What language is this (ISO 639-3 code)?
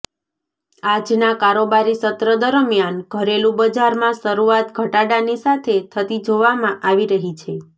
guj